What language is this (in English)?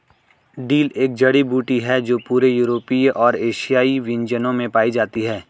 Hindi